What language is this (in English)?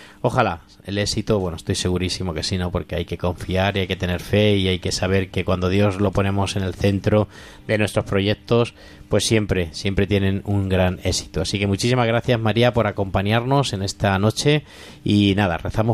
Spanish